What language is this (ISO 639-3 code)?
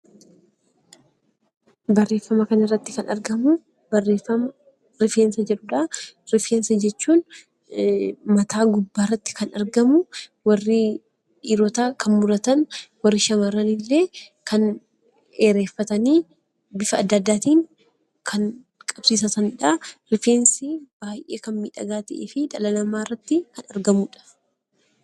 orm